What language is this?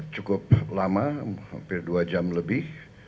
Indonesian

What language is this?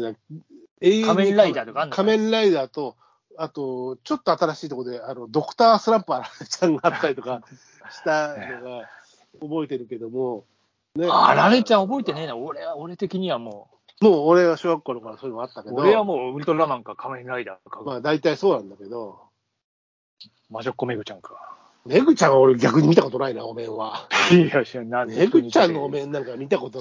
Japanese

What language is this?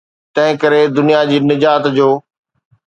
Sindhi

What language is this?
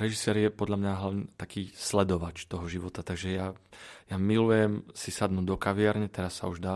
Slovak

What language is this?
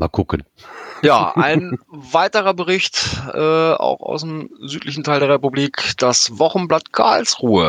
German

